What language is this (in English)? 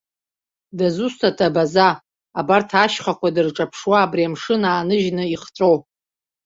Abkhazian